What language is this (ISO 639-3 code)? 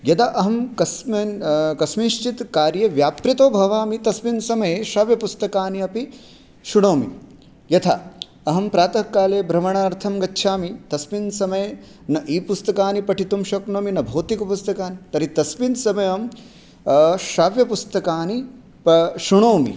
san